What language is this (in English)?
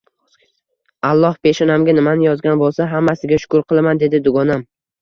Uzbek